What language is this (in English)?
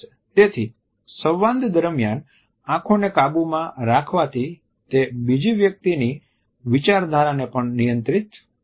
Gujarati